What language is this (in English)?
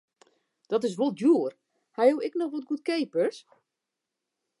Western Frisian